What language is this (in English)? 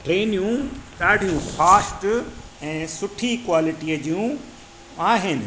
Sindhi